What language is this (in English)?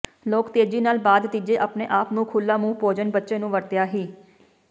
Punjabi